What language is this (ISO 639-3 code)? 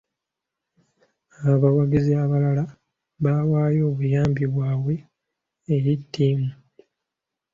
lug